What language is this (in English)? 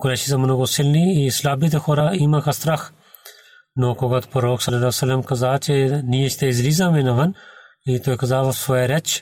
Bulgarian